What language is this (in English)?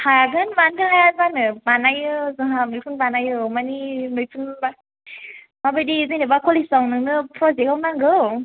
Bodo